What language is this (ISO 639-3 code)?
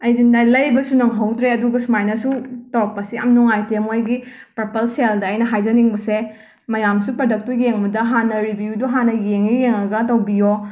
mni